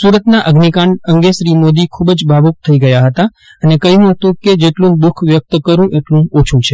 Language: Gujarati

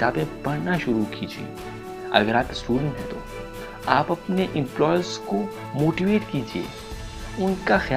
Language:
Urdu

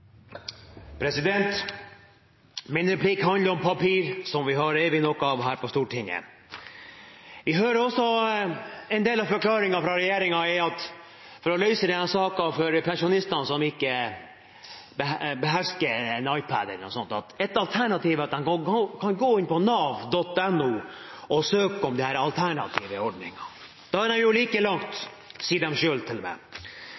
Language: Norwegian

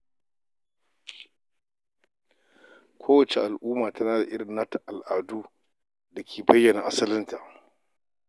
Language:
Hausa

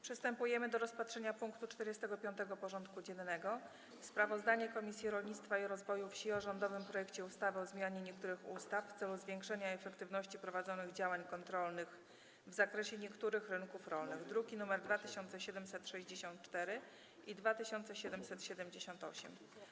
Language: Polish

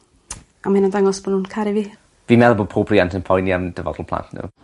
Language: Welsh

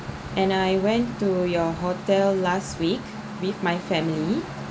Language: English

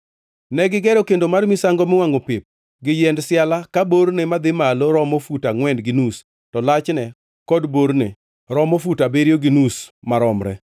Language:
Luo (Kenya and Tanzania)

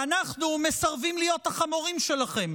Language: Hebrew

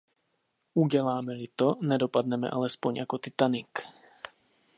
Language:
Czech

